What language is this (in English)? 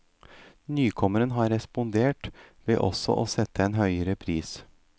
Norwegian